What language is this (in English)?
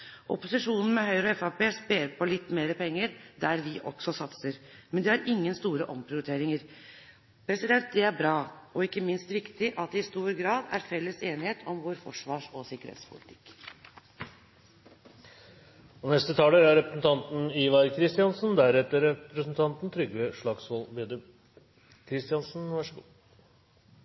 Norwegian Bokmål